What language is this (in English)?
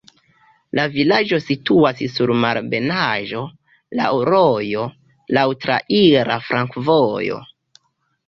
Esperanto